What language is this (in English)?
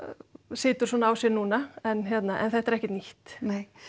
Icelandic